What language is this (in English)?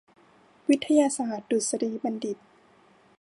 Thai